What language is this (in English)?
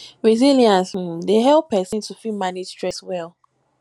Nigerian Pidgin